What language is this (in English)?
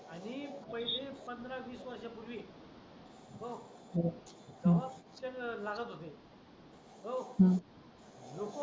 Marathi